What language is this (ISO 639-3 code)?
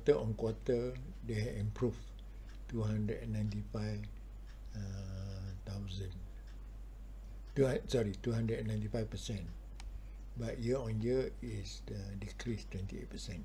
msa